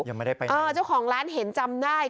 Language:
Thai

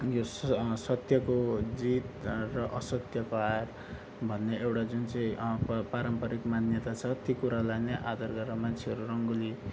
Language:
Nepali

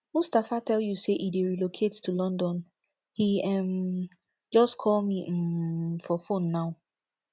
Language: Nigerian Pidgin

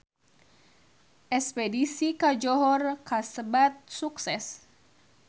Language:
Sundanese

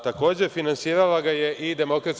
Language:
Serbian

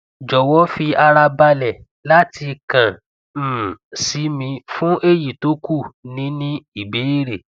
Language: Yoruba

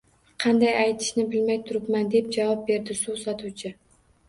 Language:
Uzbek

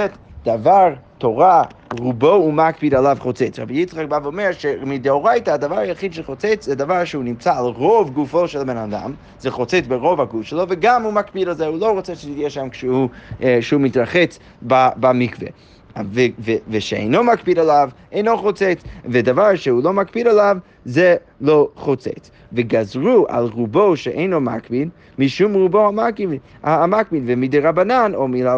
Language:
Hebrew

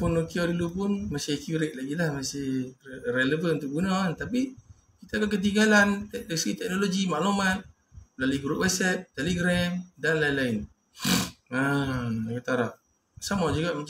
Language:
Malay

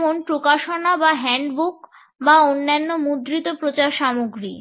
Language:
Bangla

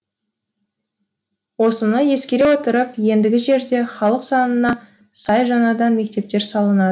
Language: Kazakh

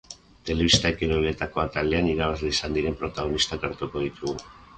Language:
Basque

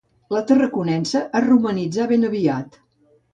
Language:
Catalan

